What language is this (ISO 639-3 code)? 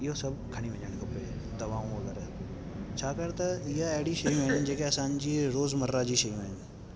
snd